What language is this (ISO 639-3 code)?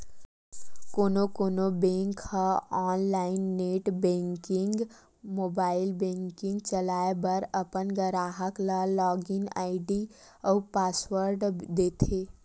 hne